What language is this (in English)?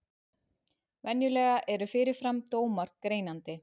Icelandic